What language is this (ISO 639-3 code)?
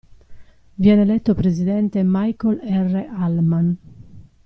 ita